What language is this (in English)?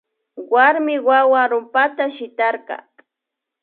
Imbabura Highland Quichua